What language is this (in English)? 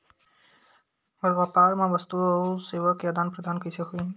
Chhattisgarhi